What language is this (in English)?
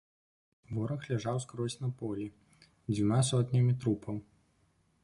Belarusian